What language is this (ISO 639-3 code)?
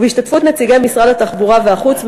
heb